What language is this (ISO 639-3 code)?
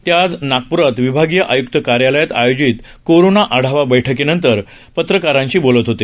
mar